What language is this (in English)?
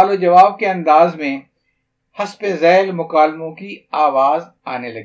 Urdu